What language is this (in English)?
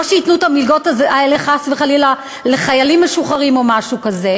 Hebrew